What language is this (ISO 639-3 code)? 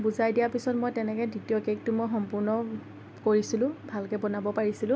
asm